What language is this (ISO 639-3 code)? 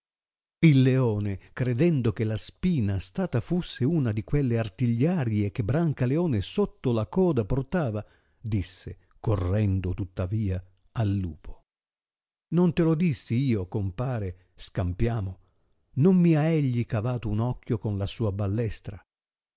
ita